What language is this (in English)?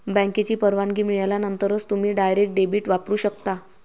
Marathi